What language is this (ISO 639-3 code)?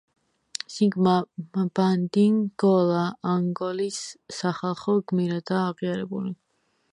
kat